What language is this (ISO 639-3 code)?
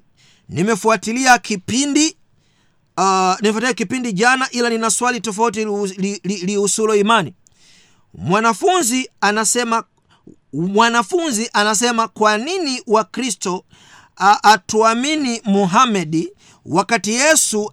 swa